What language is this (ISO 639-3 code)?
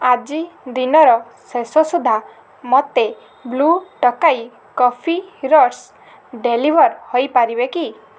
ori